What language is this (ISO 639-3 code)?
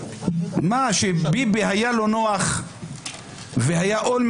heb